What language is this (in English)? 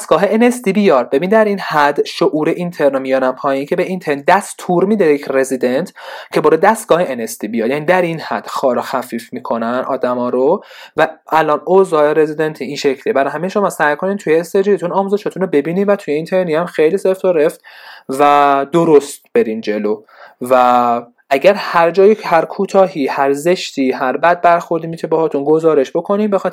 Persian